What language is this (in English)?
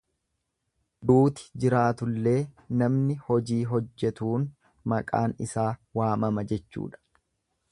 Oromo